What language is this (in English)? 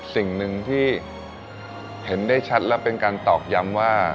Thai